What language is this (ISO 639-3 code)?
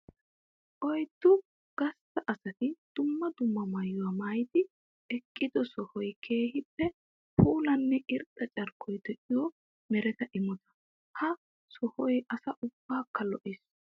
wal